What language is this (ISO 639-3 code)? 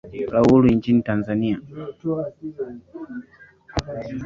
swa